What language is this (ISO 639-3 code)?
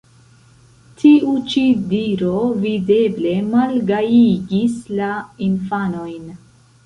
epo